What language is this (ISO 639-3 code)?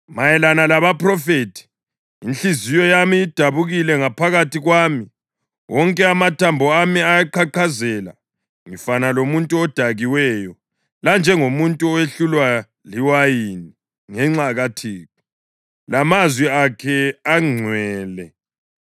nde